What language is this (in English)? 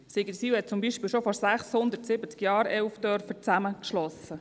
Swiss German